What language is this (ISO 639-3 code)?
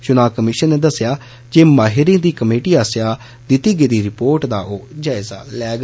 doi